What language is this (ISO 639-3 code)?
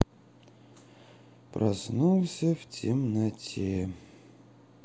rus